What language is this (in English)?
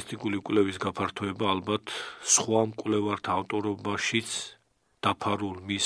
Romanian